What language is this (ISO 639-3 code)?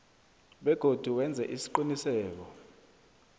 nbl